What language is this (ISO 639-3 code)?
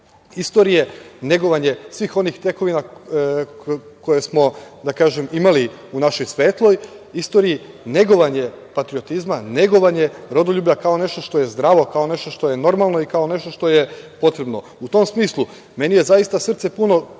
srp